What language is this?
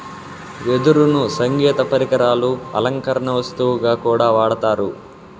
Telugu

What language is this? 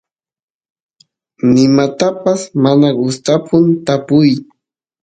Santiago del Estero Quichua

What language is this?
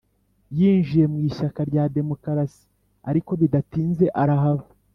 Kinyarwanda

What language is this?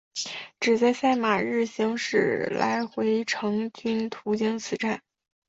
Chinese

